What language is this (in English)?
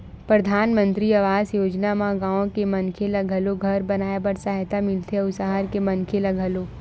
Chhattisgarhi